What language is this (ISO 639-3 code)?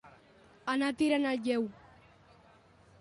cat